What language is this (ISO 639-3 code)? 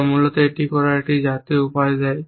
ben